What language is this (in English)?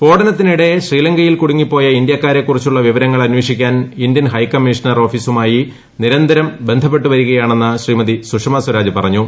Malayalam